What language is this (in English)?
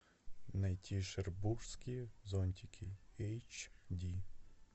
Russian